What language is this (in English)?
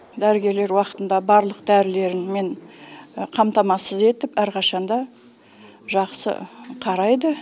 Kazakh